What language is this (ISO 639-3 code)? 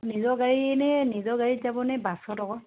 asm